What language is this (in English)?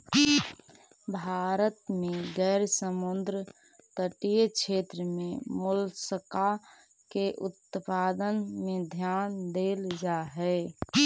Magahi